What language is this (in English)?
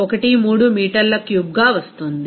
Telugu